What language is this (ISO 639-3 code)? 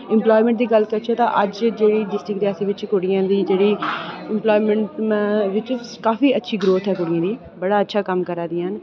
doi